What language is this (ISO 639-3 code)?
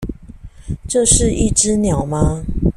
zho